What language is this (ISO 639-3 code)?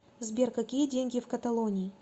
rus